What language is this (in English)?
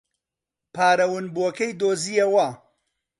Central Kurdish